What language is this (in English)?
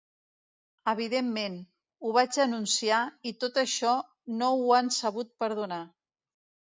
Catalan